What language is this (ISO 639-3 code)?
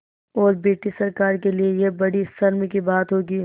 hin